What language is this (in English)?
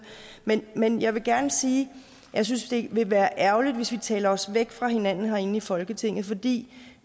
Danish